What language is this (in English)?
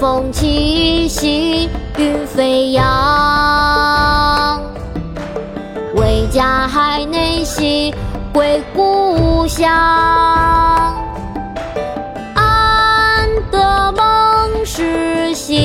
Chinese